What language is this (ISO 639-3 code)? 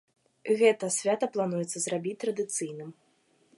bel